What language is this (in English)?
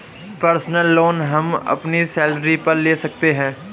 Hindi